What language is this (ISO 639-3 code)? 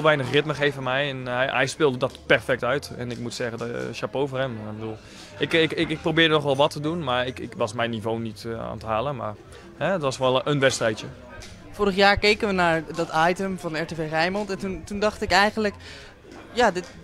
nld